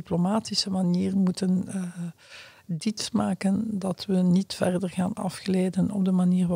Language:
Dutch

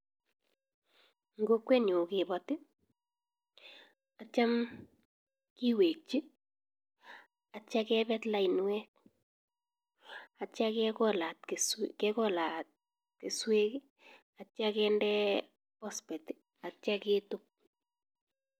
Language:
Kalenjin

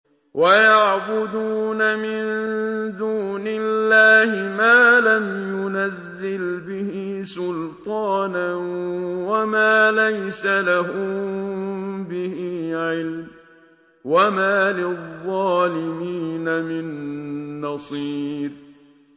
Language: Arabic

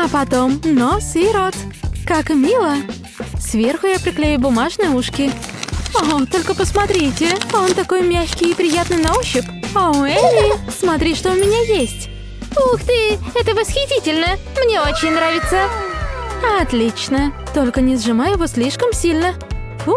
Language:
Russian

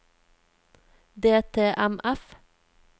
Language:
Norwegian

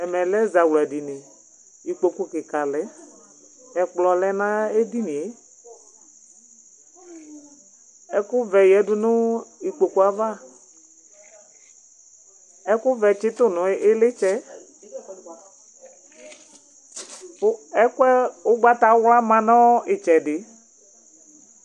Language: Ikposo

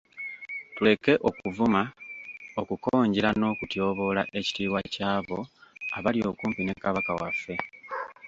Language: Ganda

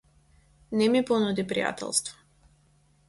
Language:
Macedonian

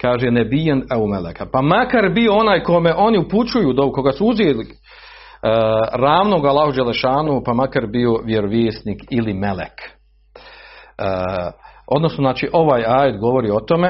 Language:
Croatian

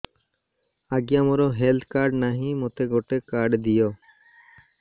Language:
Odia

